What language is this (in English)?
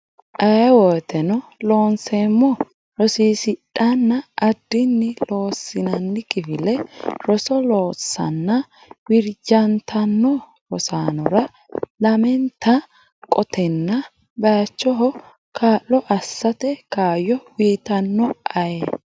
Sidamo